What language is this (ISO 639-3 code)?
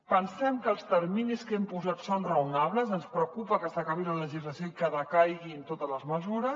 cat